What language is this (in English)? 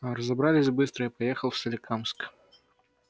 Russian